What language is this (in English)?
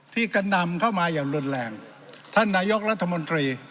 Thai